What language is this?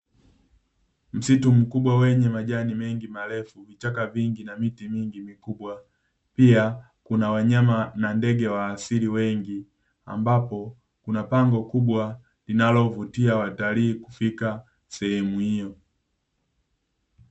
Swahili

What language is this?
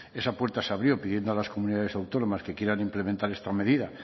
Spanish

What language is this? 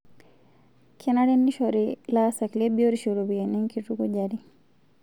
Masai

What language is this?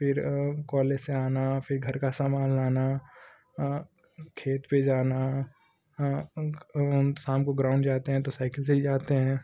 Hindi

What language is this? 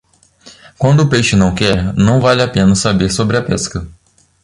Portuguese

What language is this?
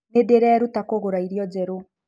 Kikuyu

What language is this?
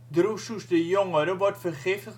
Dutch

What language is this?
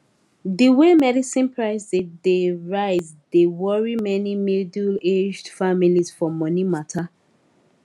Nigerian Pidgin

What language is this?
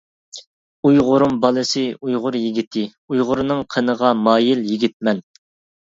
Uyghur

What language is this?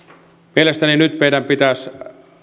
Finnish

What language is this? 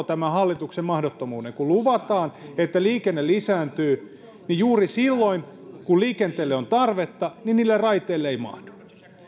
Finnish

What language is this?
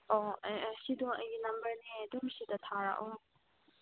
Manipuri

